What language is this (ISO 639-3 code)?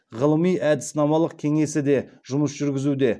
kaz